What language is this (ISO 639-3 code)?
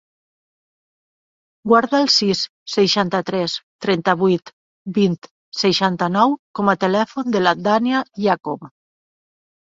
cat